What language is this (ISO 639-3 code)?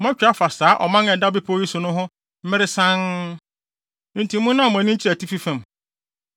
aka